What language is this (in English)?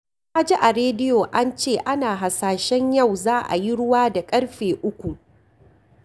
Hausa